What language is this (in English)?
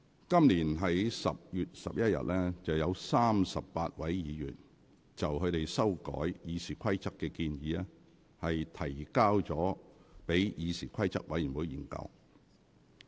Cantonese